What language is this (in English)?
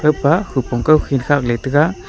Wancho Naga